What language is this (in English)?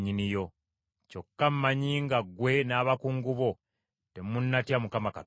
Ganda